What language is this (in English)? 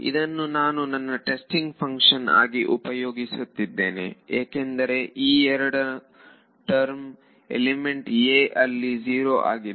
Kannada